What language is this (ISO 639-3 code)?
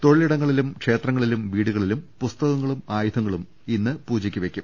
mal